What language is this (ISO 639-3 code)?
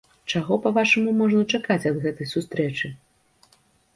bel